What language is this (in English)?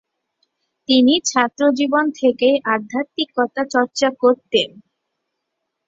Bangla